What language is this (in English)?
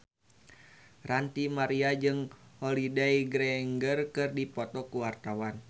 Sundanese